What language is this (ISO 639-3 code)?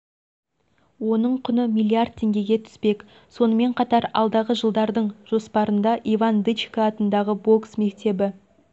kaz